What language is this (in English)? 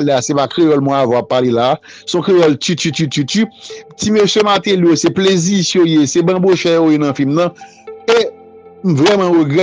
French